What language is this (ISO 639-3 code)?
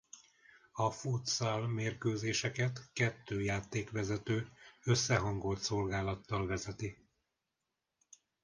hun